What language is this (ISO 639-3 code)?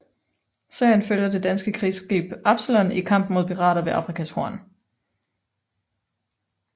dan